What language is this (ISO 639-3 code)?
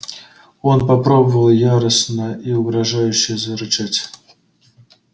rus